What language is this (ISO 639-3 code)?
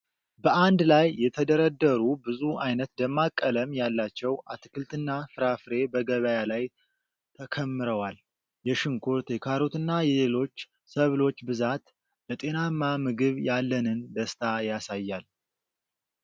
amh